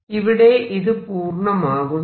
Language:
Malayalam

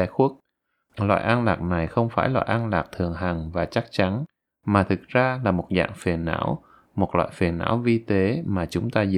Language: Vietnamese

